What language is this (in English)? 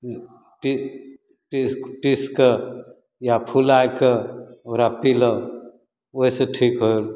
Maithili